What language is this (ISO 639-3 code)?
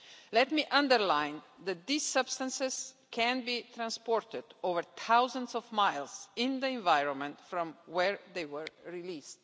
eng